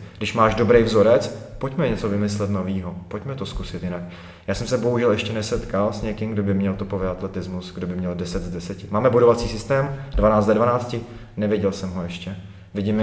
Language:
Czech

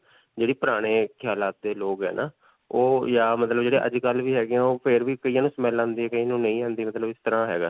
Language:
Punjabi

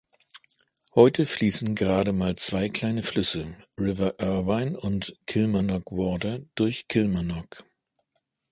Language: German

